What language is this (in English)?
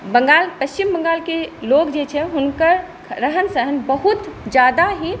Maithili